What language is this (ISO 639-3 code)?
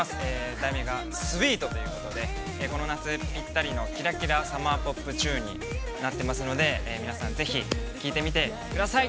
jpn